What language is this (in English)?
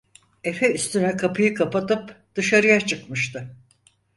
Turkish